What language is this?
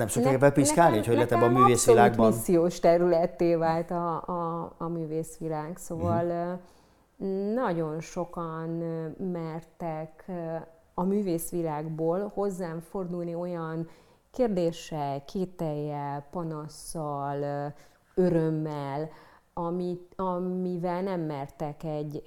Hungarian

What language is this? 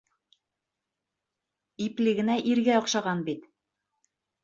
Bashkir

